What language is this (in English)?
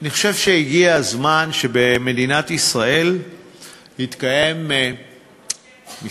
Hebrew